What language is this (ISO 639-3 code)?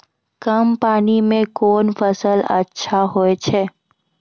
mai